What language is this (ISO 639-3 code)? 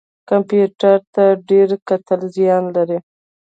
pus